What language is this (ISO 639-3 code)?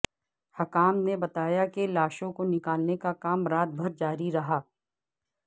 urd